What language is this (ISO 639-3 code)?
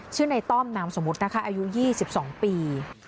tha